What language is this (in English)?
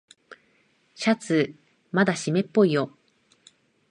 Japanese